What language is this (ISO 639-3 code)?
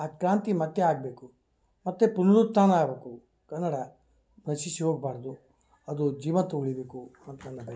kan